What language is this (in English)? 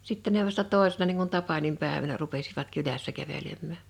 Finnish